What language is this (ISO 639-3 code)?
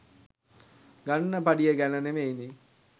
sin